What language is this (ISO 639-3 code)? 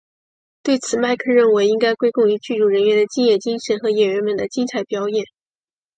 zho